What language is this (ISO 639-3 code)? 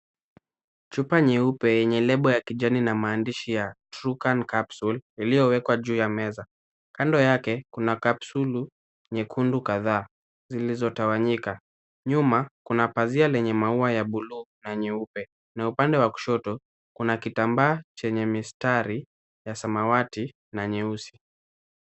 swa